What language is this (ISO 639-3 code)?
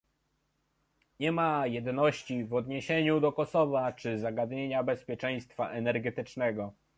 pol